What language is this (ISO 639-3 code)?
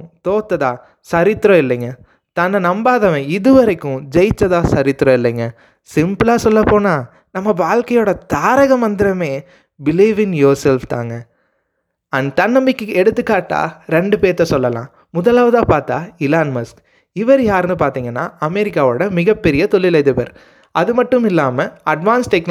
tam